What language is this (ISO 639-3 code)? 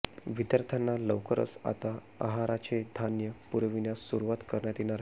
mar